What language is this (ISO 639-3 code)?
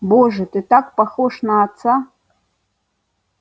rus